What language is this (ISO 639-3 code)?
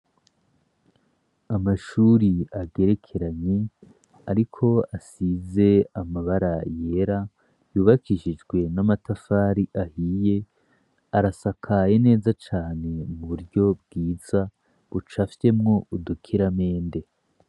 run